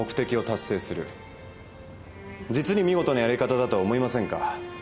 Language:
Japanese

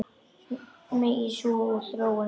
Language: Icelandic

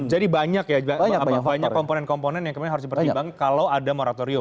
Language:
Indonesian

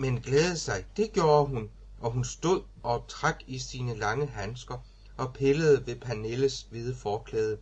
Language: Danish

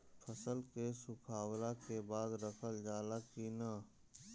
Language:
Bhojpuri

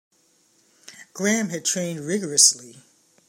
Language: English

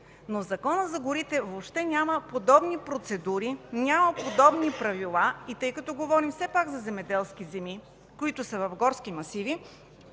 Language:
Bulgarian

